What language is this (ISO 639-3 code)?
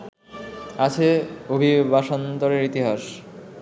ben